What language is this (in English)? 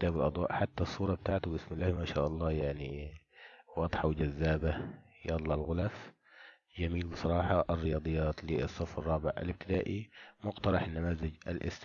Arabic